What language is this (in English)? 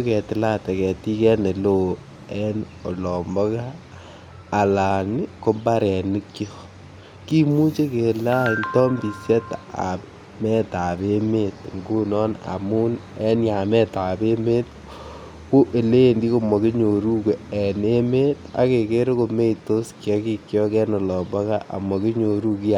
Kalenjin